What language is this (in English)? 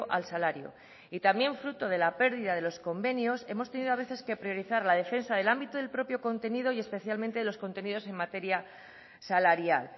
Spanish